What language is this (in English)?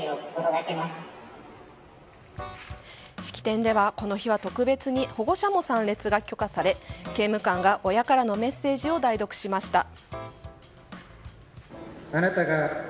Japanese